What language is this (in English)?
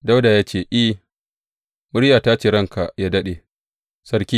Hausa